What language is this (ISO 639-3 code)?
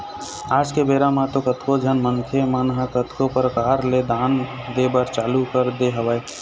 hne